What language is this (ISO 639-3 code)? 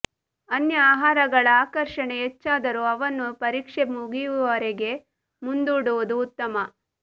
kan